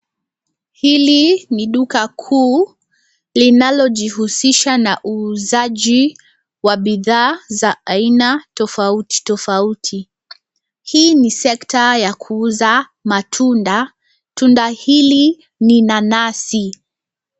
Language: Swahili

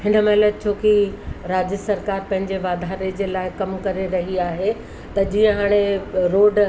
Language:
Sindhi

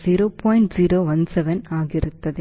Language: Kannada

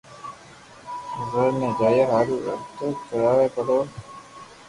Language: Loarki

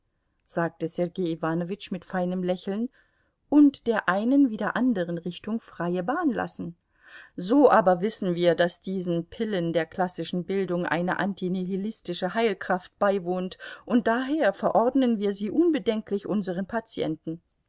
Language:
German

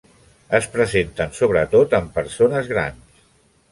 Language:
Catalan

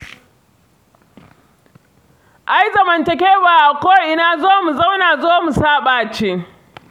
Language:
Hausa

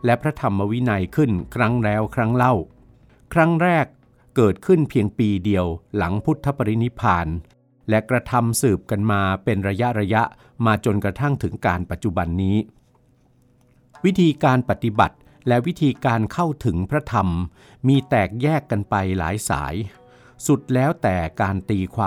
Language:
Thai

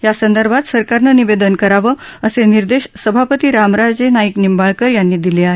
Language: Marathi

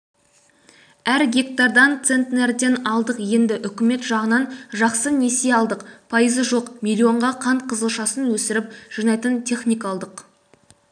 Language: Kazakh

